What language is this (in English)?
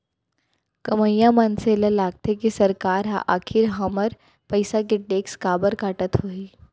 Chhattisgarhi